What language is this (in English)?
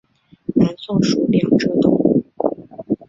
Chinese